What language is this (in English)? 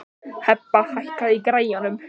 Icelandic